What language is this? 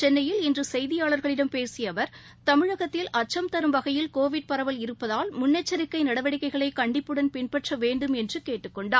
Tamil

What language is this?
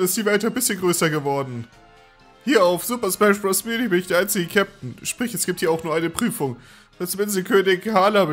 German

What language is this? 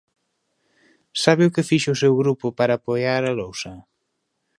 Galician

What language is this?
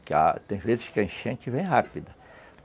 Portuguese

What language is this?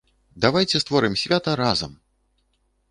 Belarusian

